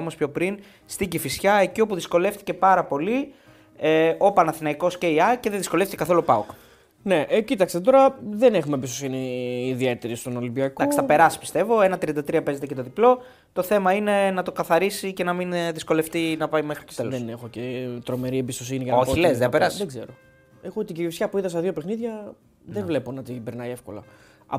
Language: Greek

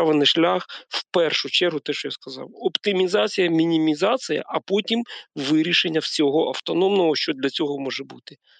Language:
Ukrainian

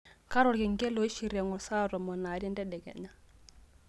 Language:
Masai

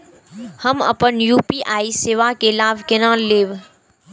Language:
Maithili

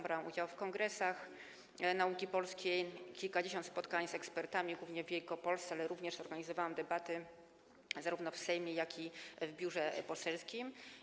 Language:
Polish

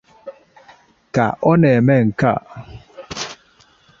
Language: Igbo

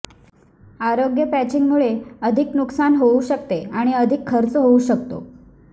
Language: Marathi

